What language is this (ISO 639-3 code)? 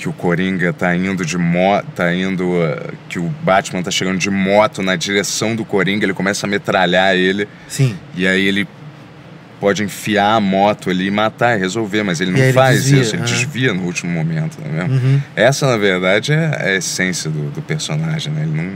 por